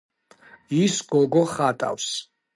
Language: Georgian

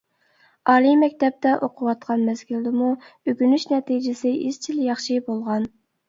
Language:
Uyghur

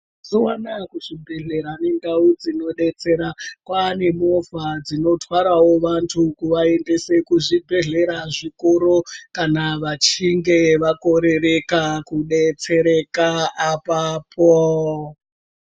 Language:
Ndau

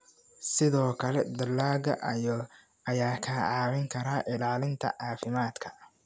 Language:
Somali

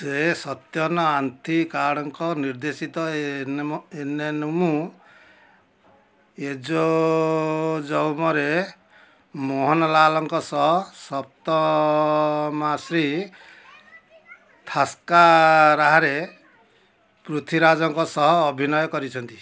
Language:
Odia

